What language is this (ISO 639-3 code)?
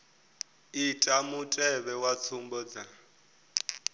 ven